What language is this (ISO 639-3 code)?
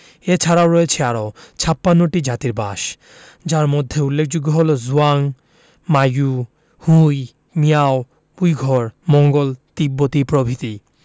ben